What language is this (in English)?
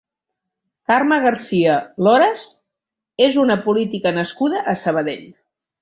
Catalan